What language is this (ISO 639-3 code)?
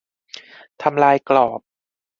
tha